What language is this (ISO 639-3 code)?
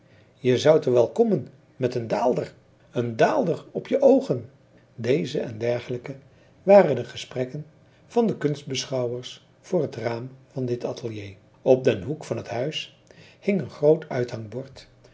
nld